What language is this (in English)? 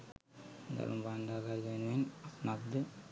Sinhala